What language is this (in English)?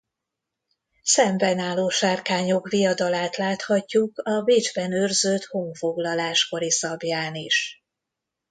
Hungarian